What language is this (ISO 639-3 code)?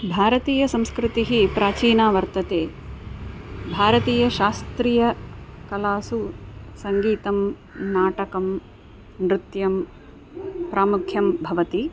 san